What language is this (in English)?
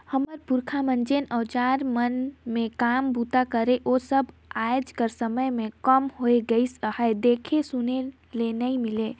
Chhattisgarhi